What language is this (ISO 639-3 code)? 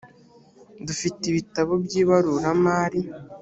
kin